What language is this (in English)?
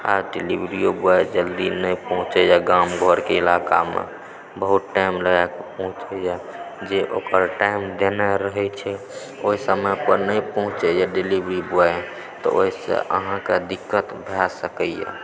Maithili